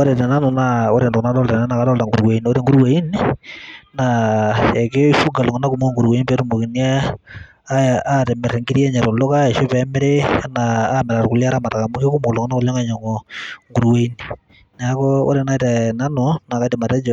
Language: Masai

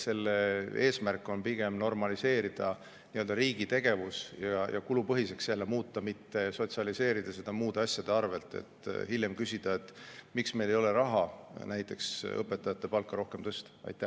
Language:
Estonian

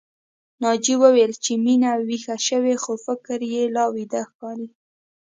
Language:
Pashto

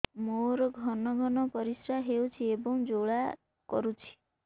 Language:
Odia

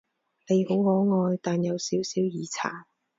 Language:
Cantonese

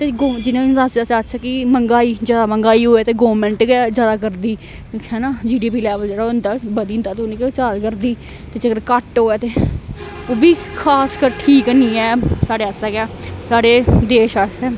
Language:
Dogri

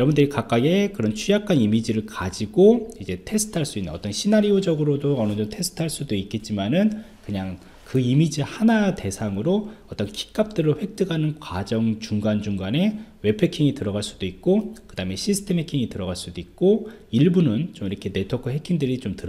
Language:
Korean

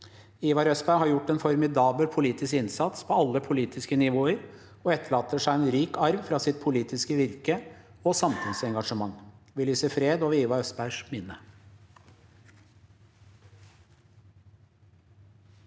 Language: Norwegian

